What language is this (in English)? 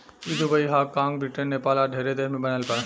Bhojpuri